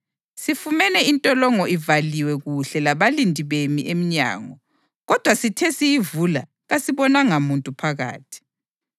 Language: North Ndebele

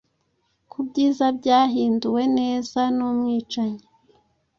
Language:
Kinyarwanda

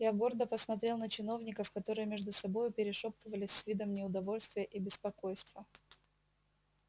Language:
Russian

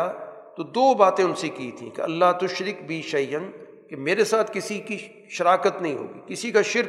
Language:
Urdu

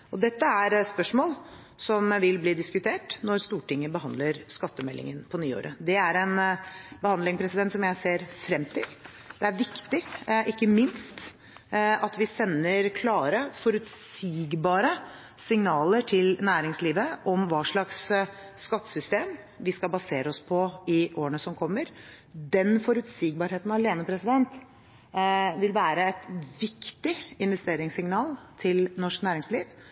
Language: Norwegian Bokmål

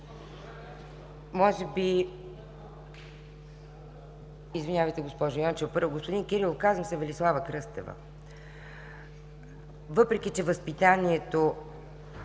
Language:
Bulgarian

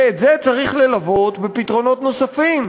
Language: Hebrew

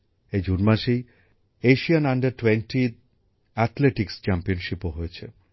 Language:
Bangla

